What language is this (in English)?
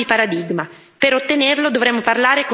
Italian